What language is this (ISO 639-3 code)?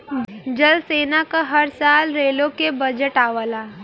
bho